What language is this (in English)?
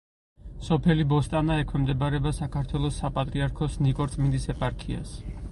Georgian